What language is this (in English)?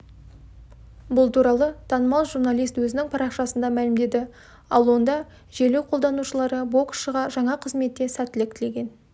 Kazakh